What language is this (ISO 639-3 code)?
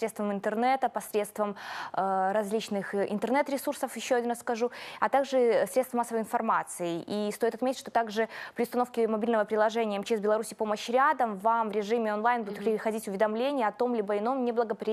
rus